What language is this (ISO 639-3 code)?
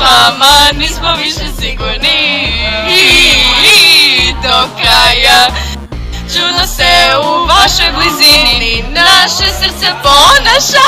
hrv